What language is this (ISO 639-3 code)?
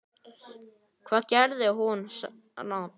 isl